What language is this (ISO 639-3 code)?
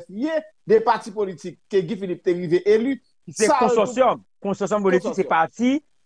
fra